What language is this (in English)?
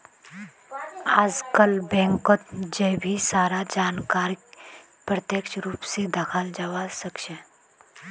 Magahi